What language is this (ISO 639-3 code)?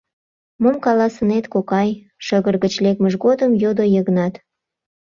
chm